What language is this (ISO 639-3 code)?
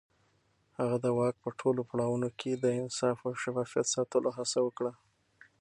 pus